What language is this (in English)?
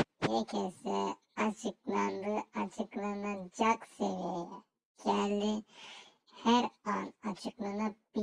Turkish